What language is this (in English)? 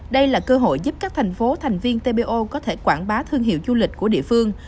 Vietnamese